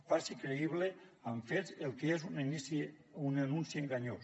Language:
Catalan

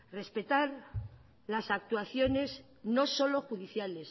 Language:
Spanish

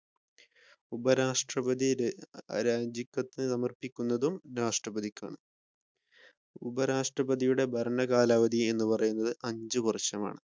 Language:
Malayalam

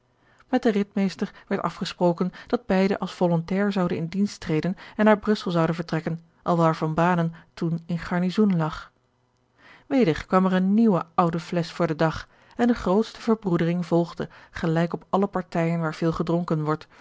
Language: Dutch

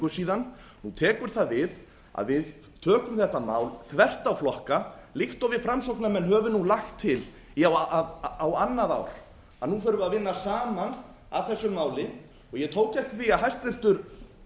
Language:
Icelandic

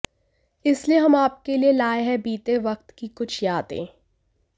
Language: Hindi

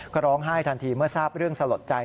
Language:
Thai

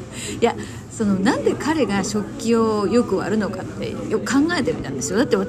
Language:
Japanese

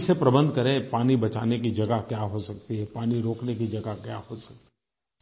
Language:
Hindi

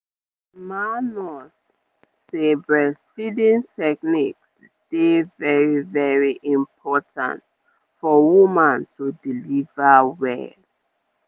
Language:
Nigerian Pidgin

